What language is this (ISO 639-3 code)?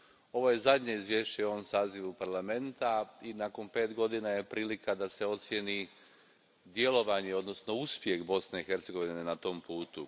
hrv